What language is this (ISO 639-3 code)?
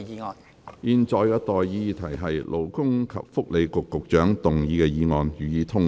yue